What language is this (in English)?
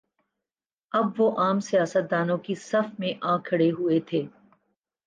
Urdu